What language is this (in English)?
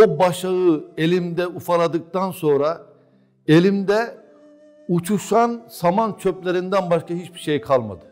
Turkish